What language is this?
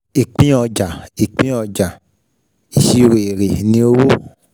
Yoruba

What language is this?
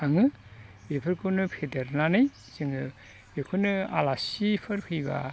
Bodo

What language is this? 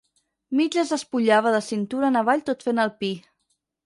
Catalan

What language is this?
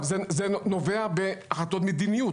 Hebrew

